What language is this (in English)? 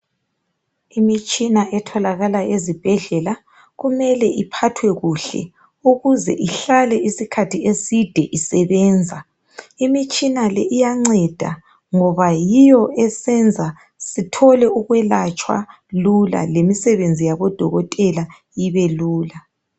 North Ndebele